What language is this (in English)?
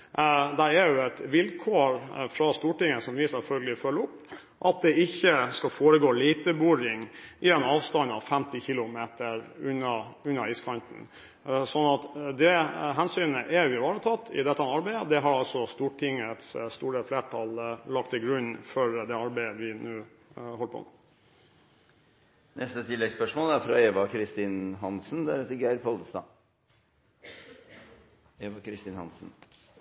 Norwegian